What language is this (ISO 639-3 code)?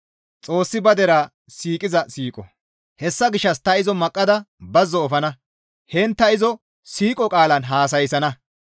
gmv